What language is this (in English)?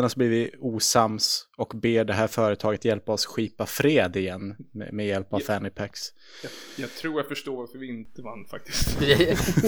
Swedish